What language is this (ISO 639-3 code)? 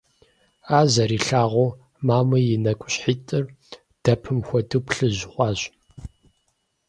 kbd